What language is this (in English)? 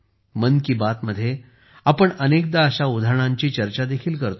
Marathi